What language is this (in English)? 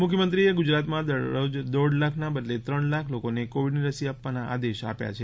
Gujarati